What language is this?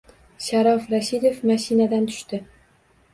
Uzbek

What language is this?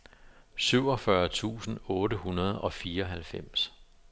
Danish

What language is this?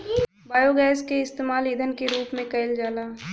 Bhojpuri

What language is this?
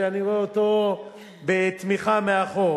Hebrew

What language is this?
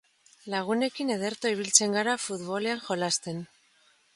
Basque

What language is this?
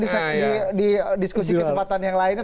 Indonesian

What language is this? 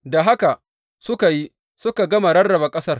Hausa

